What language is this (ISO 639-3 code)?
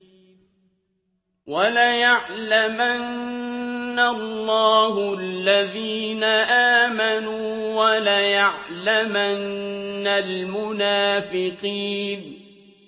ara